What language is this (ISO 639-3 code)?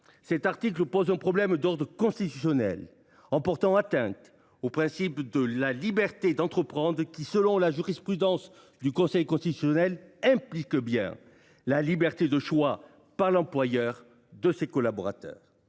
fra